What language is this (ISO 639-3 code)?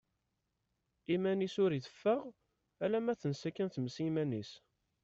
kab